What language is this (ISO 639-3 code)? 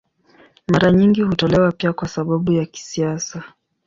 swa